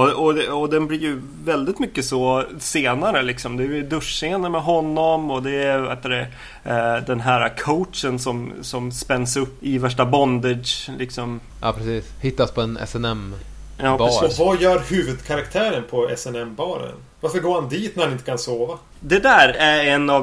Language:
Swedish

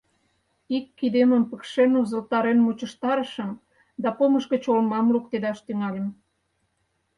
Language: Mari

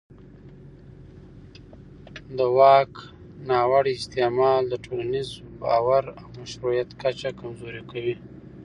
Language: Pashto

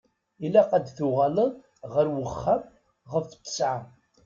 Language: Kabyle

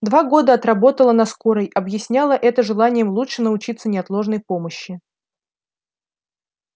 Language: Russian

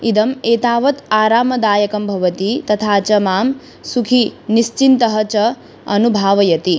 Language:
Sanskrit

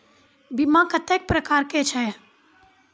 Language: Maithili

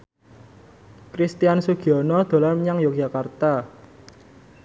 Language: Javanese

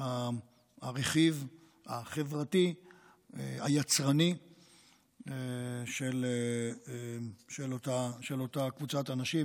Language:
Hebrew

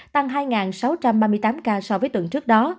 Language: Vietnamese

